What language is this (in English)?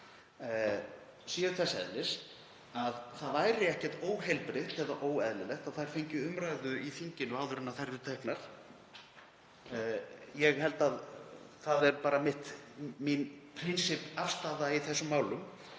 Icelandic